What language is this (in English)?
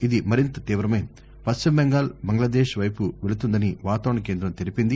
Telugu